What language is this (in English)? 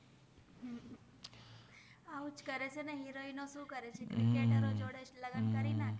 Gujarati